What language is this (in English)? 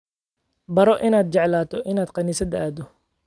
Somali